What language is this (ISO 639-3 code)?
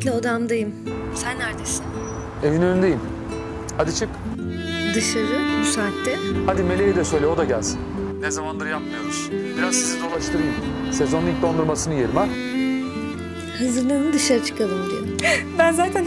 tur